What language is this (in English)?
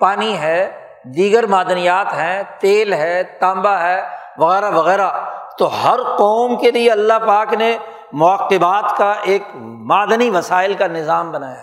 Urdu